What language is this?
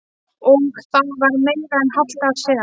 Icelandic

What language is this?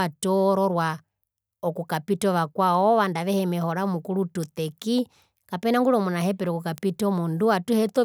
Herero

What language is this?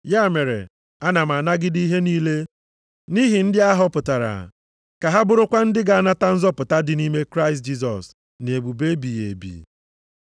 Igbo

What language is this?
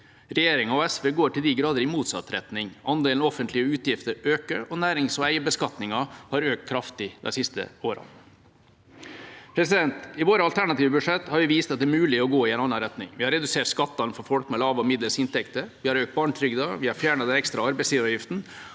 Norwegian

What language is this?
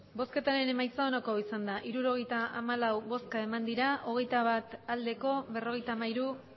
Basque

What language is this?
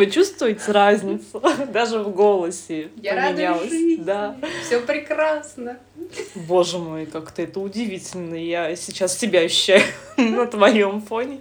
Russian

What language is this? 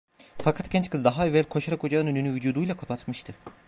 Turkish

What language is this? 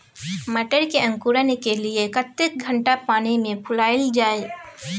Maithili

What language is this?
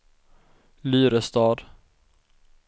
Swedish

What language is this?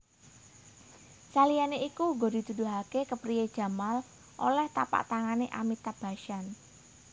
Javanese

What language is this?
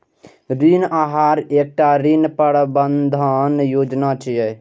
Maithili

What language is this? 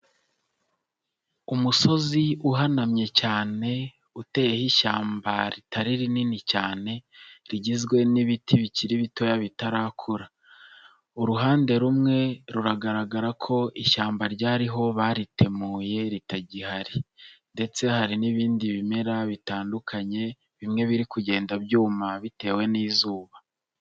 Kinyarwanda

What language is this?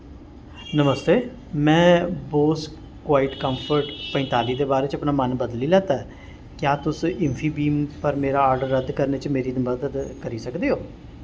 Dogri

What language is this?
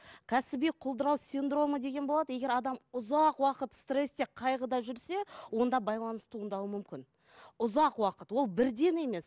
Kazakh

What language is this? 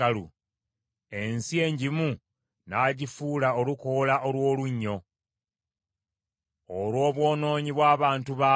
Ganda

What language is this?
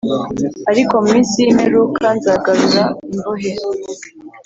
Kinyarwanda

